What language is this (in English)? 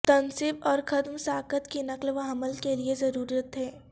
Urdu